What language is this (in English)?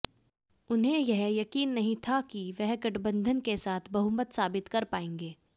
Hindi